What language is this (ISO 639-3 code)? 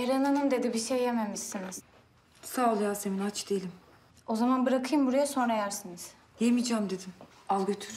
tur